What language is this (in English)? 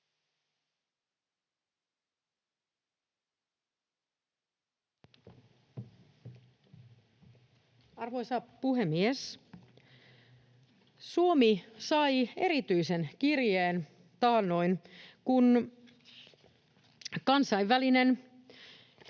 Finnish